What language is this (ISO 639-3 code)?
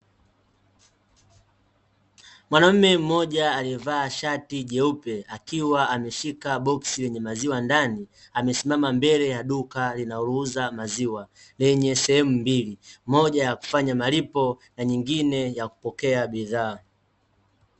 swa